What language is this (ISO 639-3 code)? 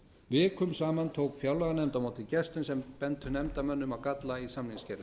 isl